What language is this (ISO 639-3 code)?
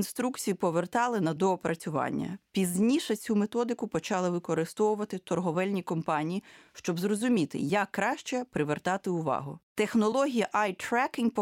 ukr